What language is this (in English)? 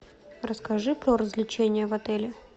Russian